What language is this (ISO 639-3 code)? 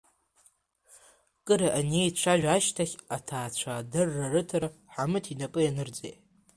abk